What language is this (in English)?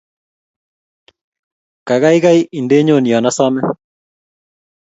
Kalenjin